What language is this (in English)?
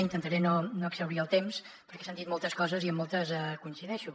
Catalan